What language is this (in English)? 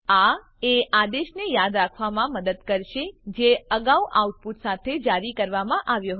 Gujarati